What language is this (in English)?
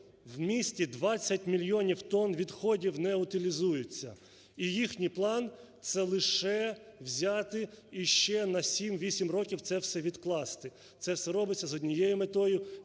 Ukrainian